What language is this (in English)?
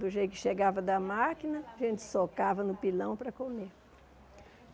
Portuguese